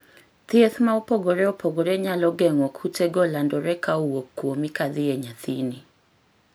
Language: Luo (Kenya and Tanzania)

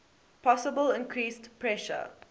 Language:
English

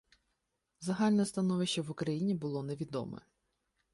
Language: Ukrainian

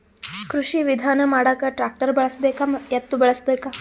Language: Kannada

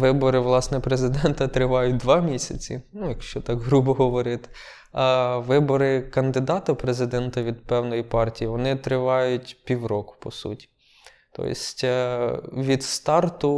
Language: Ukrainian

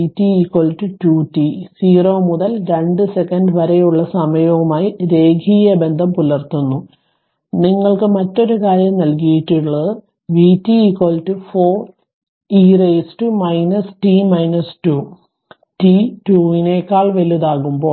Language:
Malayalam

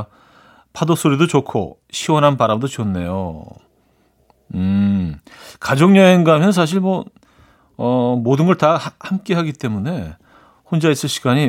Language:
Korean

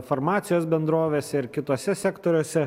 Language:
Lithuanian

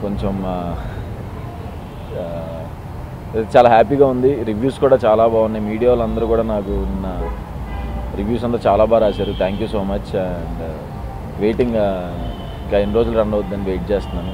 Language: Telugu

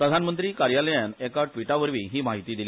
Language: Konkani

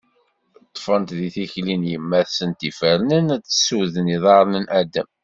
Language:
Kabyle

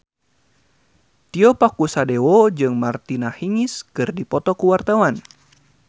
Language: Sundanese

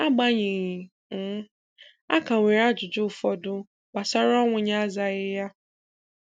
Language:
Igbo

